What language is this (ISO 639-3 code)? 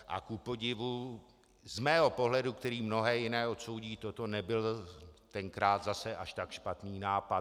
ces